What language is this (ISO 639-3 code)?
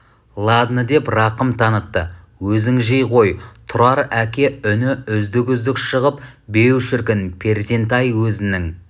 kaz